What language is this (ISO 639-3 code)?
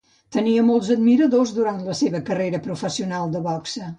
cat